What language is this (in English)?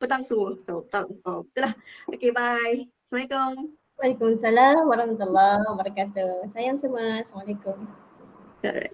Malay